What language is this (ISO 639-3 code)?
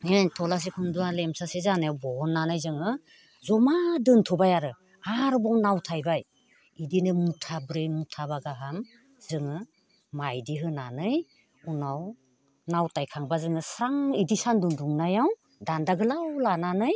brx